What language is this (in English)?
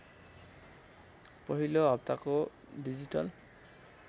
Nepali